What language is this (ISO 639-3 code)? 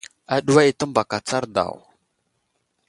udl